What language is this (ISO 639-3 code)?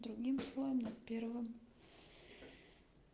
rus